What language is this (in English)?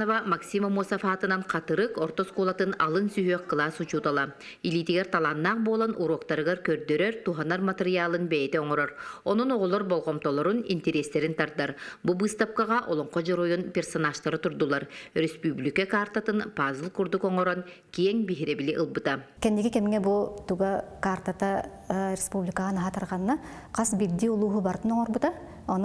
Turkish